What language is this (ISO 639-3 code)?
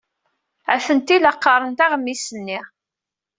kab